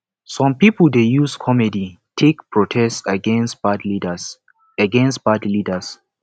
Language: Nigerian Pidgin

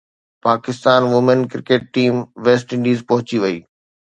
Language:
Sindhi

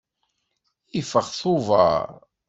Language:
Kabyle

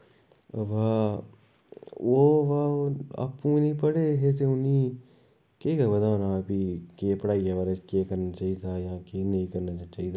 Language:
Dogri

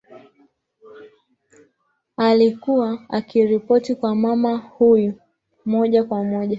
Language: Swahili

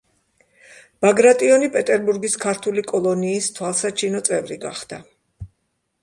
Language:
Georgian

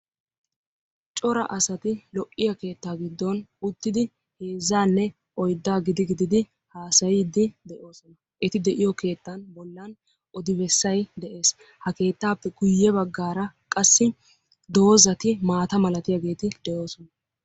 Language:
Wolaytta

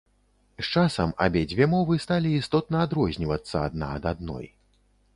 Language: Belarusian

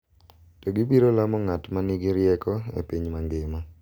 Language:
Luo (Kenya and Tanzania)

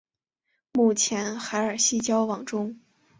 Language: Chinese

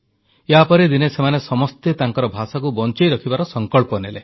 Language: Odia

